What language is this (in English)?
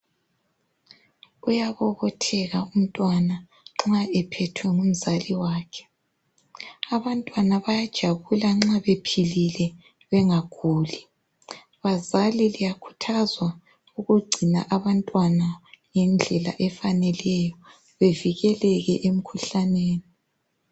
North Ndebele